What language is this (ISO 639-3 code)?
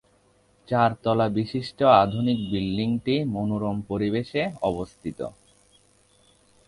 ben